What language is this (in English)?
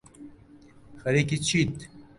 Central Kurdish